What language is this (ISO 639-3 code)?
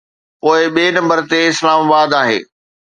snd